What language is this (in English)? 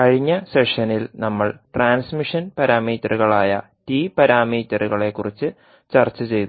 Malayalam